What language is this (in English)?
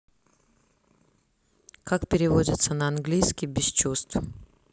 Russian